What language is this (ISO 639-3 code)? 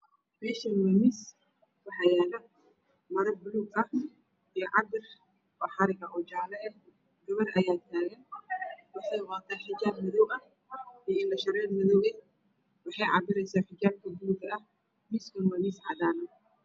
som